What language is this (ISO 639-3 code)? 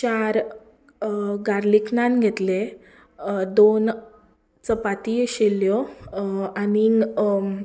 kok